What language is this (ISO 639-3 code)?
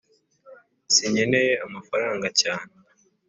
kin